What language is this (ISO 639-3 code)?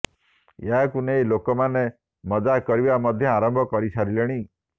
ori